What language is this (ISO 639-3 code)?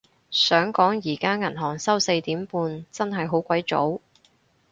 yue